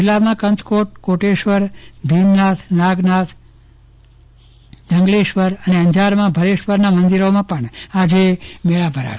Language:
Gujarati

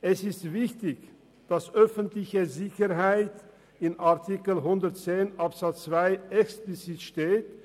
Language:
Swiss German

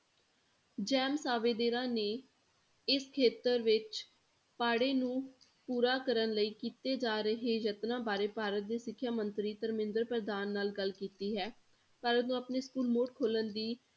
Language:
Punjabi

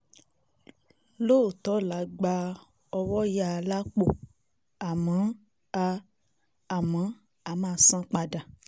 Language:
Yoruba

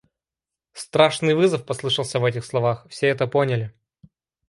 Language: Russian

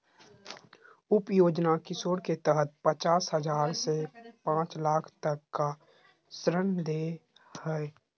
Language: Magahi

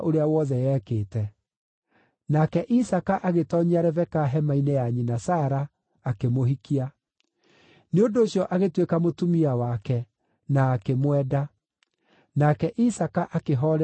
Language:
Kikuyu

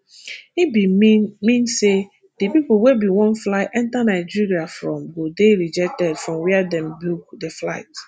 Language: Nigerian Pidgin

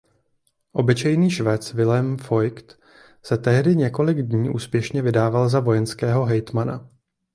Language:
Czech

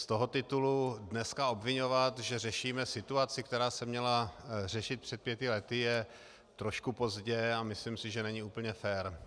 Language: Czech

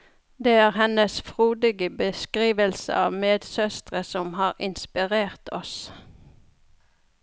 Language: Norwegian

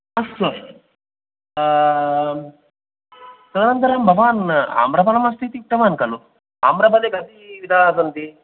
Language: Sanskrit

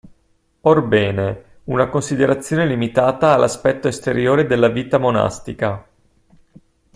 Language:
Italian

